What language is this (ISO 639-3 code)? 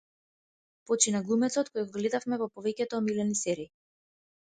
mkd